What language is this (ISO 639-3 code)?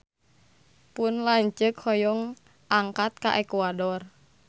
sun